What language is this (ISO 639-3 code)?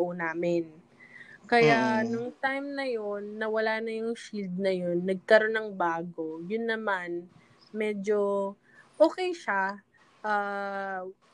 fil